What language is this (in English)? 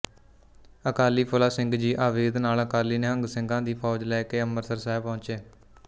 Punjabi